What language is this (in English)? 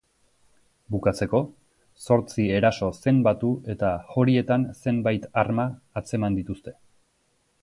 Basque